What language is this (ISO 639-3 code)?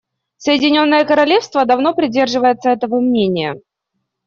rus